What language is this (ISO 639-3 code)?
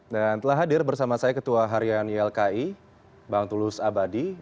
ind